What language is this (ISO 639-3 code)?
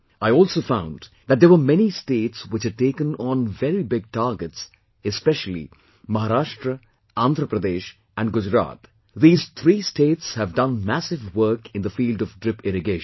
eng